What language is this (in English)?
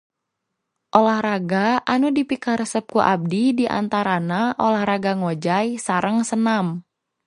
Sundanese